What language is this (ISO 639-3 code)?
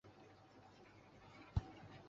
zho